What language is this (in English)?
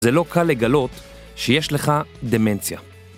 Hebrew